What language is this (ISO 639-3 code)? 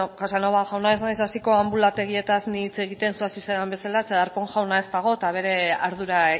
eus